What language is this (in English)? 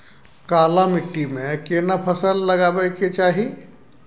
Maithili